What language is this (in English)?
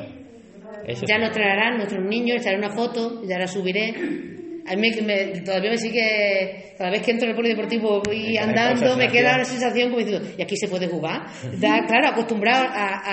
Spanish